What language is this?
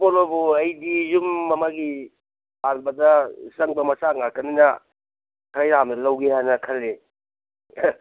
Manipuri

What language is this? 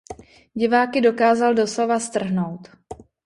Czech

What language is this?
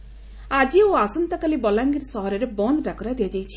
Odia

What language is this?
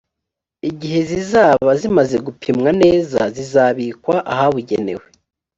Kinyarwanda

